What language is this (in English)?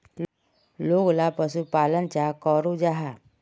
Magahi